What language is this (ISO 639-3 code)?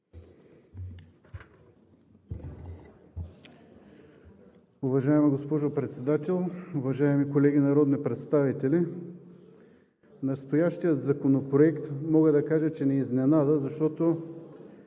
bul